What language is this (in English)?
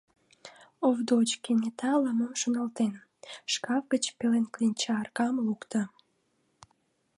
Mari